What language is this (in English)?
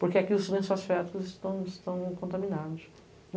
Portuguese